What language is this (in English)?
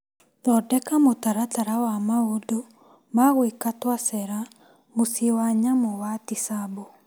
Kikuyu